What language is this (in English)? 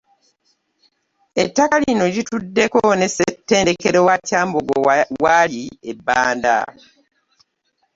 Ganda